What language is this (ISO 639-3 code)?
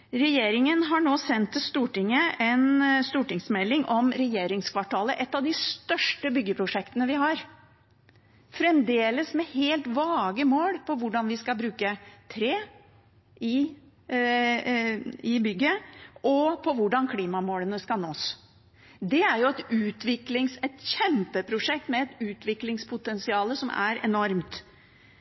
nob